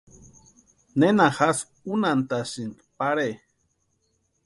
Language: Western Highland Purepecha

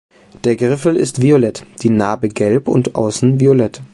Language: German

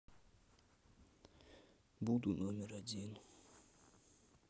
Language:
Russian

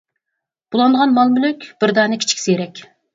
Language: Uyghur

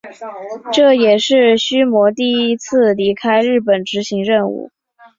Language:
Chinese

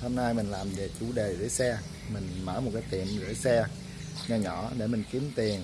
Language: Vietnamese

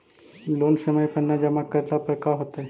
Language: Magahi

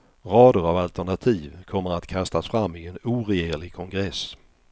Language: Swedish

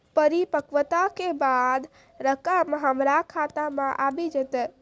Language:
Maithili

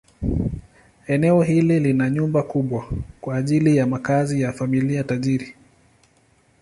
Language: Swahili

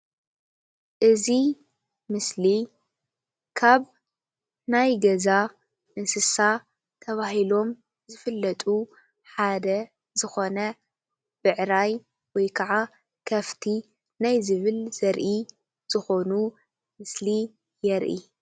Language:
Tigrinya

